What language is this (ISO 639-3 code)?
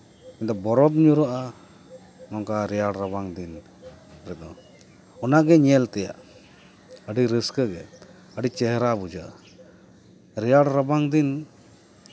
sat